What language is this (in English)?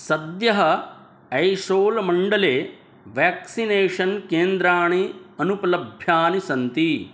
Sanskrit